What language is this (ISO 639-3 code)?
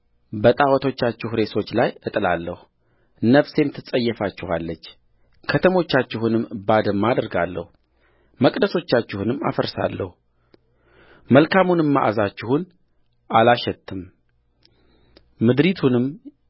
amh